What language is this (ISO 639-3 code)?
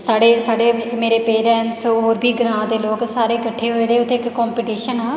doi